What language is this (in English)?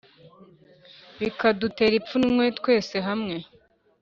Kinyarwanda